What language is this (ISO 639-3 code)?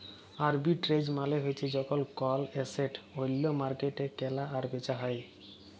ben